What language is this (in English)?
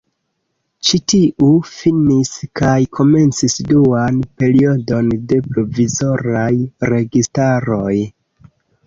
Esperanto